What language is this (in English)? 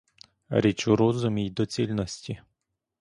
Ukrainian